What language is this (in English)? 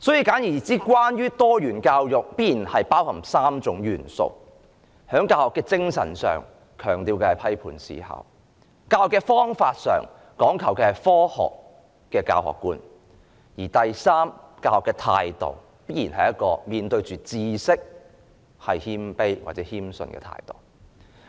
Cantonese